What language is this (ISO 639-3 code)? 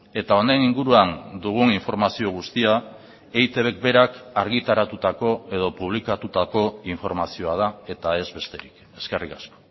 eus